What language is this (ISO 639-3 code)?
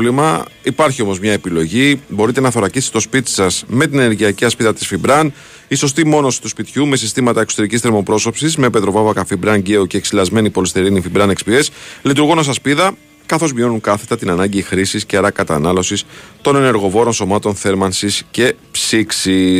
ell